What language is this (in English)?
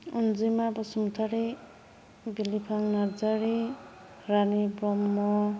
Bodo